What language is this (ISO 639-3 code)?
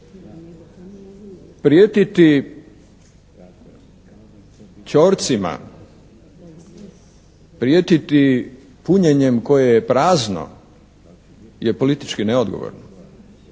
hrv